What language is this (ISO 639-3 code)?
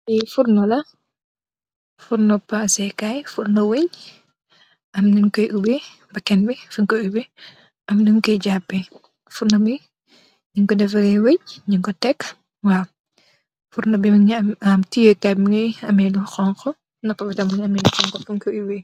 wol